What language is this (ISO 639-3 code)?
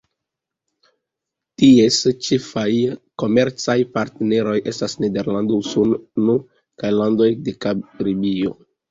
epo